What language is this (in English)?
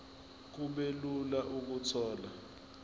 Zulu